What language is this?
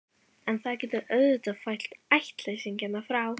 Icelandic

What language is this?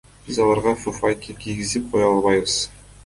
Kyrgyz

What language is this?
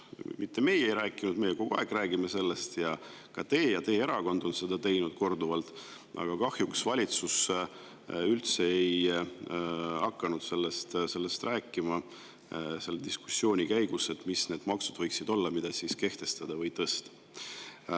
Estonian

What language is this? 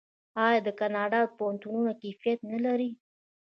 Pashto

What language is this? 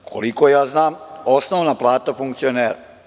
Serbian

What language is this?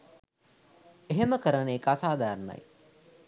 Sinhala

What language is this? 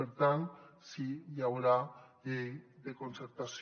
Catalan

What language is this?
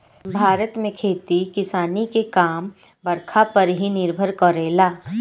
Bhojpuri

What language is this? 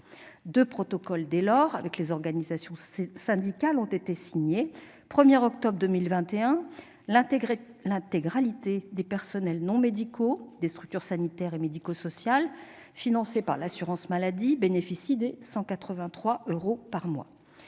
French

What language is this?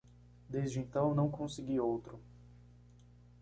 Portuguese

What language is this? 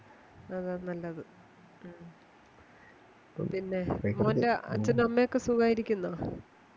Malayalam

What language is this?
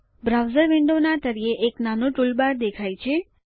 Gujarati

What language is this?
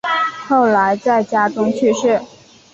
Chinese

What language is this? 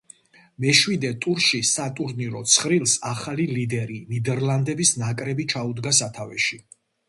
Georgian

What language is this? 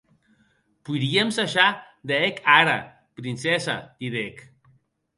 Occitan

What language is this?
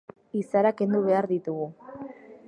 Basque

